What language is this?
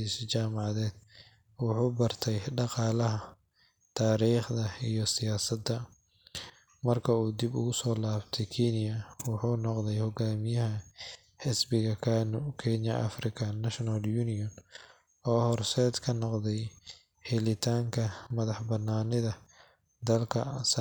Somali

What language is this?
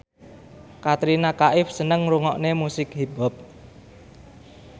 Javanese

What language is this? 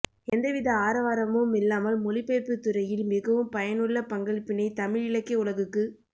Tamil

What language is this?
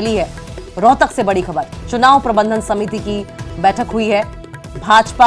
Hindi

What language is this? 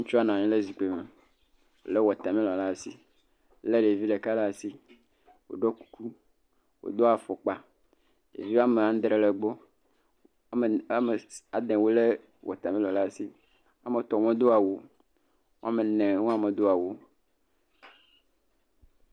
Ewe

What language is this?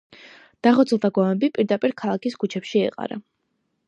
Georgian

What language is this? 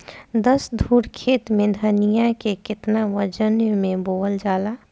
Bhojpuri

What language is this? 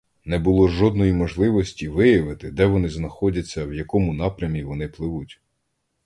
Ukrainian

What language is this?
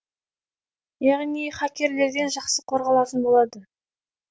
Kazakh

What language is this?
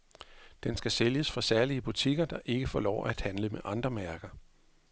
Danish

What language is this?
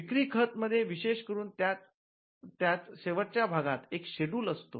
Marathi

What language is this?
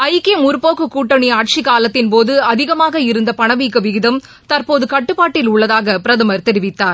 Tamil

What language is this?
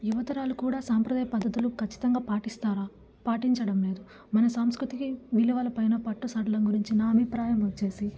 Telugu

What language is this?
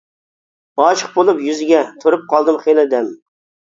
Uyghur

